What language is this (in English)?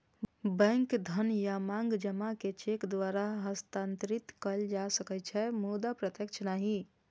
Maithili